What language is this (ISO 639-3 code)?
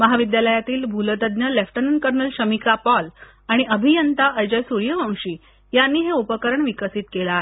mar